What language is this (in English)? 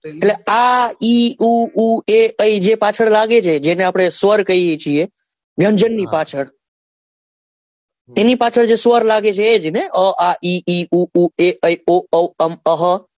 Gujarati